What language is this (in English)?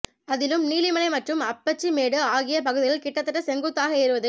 Tamil